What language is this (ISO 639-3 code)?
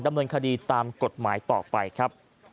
tha